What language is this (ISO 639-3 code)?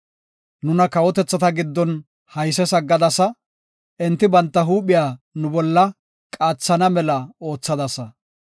gof